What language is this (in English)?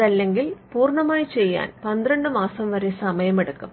Malayalam